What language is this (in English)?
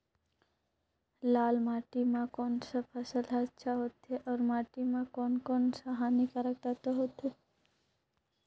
Chhattisgarhi